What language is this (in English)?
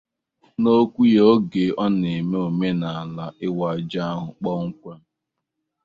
Igbo